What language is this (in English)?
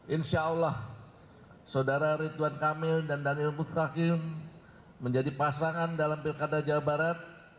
Indonesian